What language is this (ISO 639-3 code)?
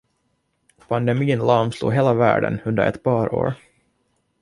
swe